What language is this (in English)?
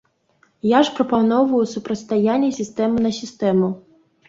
Belarusian